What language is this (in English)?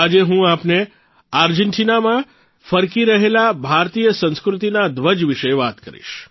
Gujarati